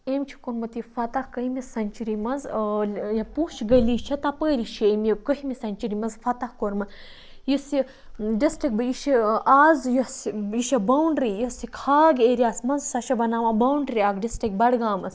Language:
Kashmiri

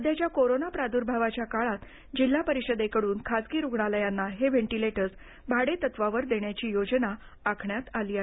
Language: Marathi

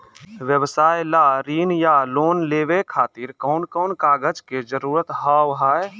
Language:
Maithili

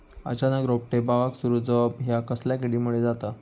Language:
Marathi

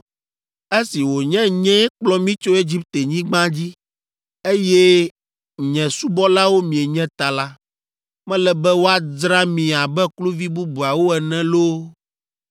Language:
Ewe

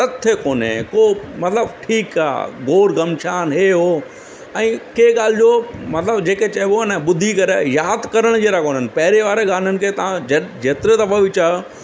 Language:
Sindhi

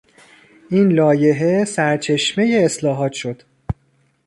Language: Persian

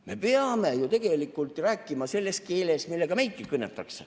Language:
Estonian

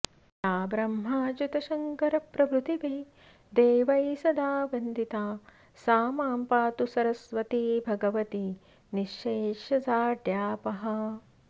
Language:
Sanskrit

